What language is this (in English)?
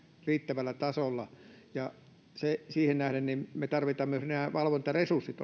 Finnish